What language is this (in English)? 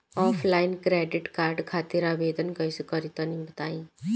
Bhojpuri